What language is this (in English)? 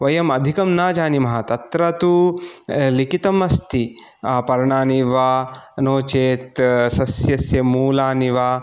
Sanskrit